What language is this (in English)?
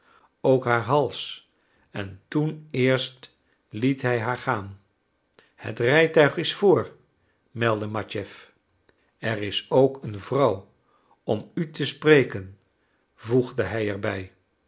Dutch